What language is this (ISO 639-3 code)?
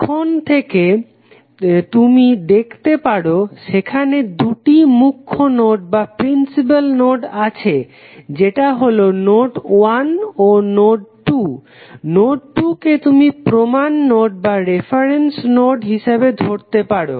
ben